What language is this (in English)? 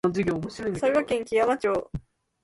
Japanese